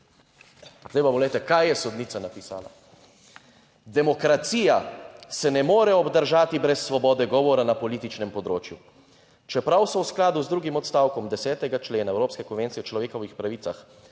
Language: Slovenian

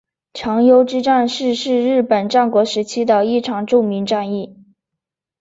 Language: Chinese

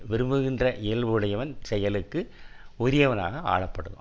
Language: Tamil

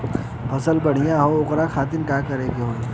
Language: Bhojpuri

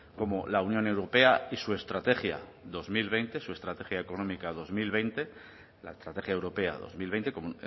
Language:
Spanish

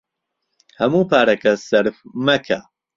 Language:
Central Kurdish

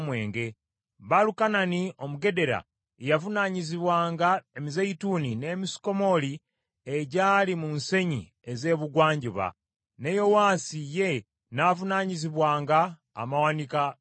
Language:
Ganda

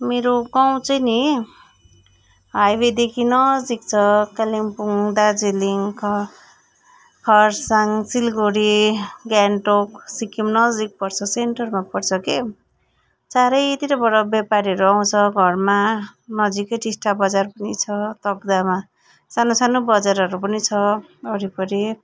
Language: Nepali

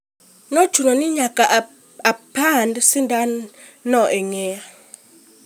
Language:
Luo (Kenya and Tanzania)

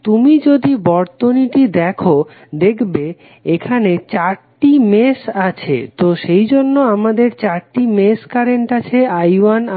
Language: Bangla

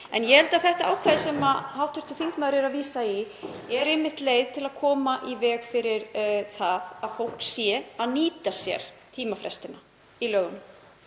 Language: Icelandic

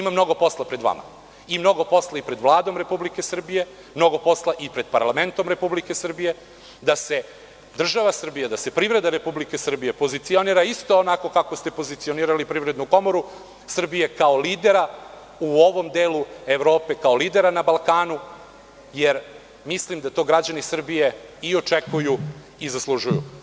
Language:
Serbian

